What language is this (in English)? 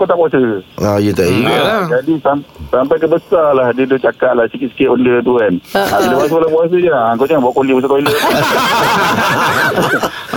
Malay